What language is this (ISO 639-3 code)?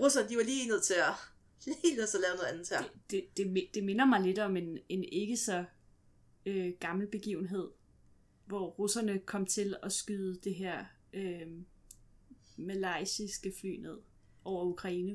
dan